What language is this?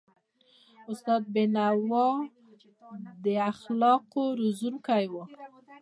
Pashto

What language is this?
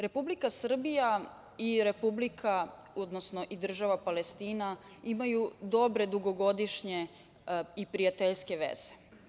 Serbian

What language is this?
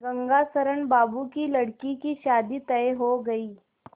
Hindi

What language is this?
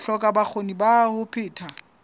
Southern Sotho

